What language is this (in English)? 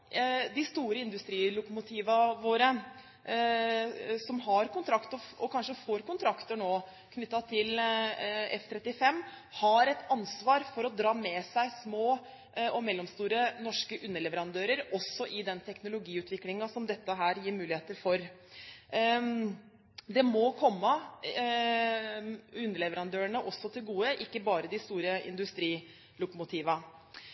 Norwegian Bokmål